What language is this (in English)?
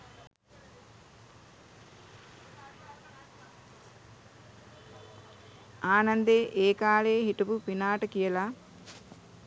Sinhala